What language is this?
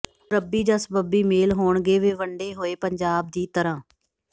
Punjabi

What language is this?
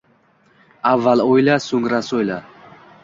Uzbek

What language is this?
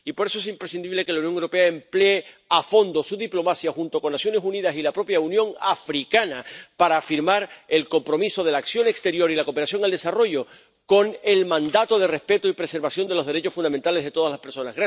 Spanish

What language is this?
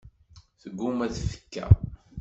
Kabyle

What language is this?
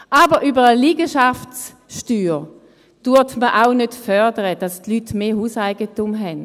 Swiss German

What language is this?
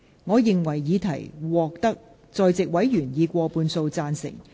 Cantonese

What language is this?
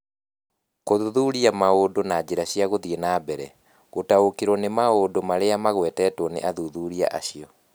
Kikuyu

